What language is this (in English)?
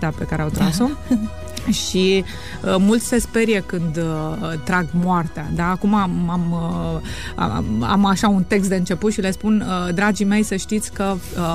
Romanian